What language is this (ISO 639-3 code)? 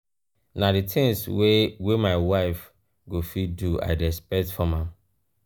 pcm